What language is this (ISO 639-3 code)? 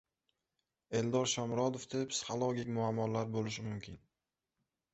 uzb